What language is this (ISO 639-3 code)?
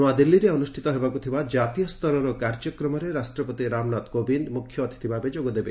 ori